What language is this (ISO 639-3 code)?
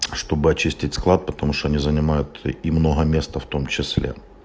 rus